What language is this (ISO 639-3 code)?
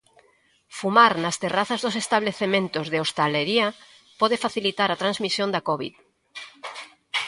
glg